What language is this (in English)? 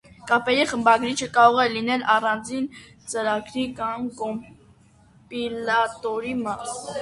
Armenian